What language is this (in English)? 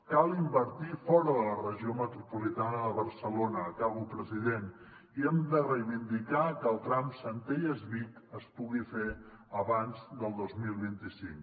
Catalan